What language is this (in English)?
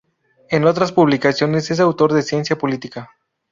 Spanish